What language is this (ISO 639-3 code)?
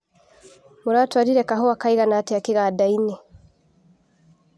kik